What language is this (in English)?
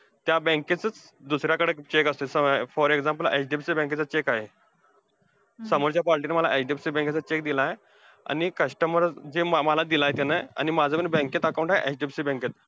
Marathi